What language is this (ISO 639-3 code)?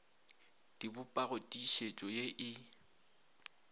nso